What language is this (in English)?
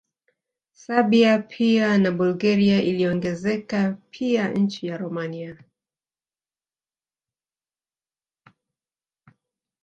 Swahili